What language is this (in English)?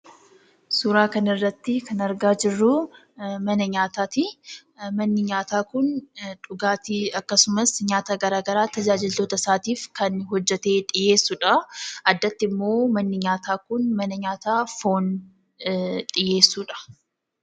Oromo